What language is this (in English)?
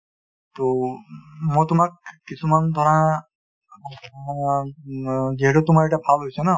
Assamese